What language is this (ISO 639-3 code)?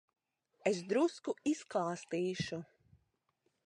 lav